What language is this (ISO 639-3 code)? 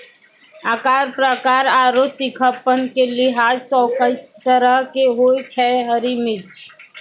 mai